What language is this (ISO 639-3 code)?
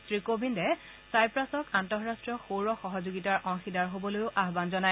asm